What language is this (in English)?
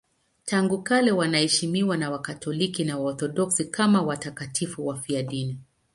Swahili